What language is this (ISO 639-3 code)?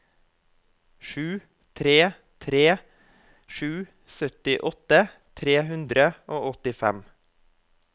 nor